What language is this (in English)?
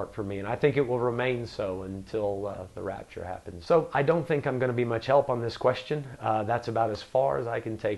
English